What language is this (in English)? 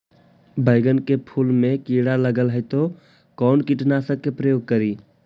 Magahi